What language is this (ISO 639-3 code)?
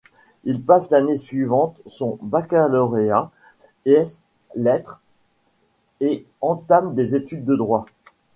fra